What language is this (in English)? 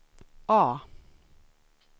Swedish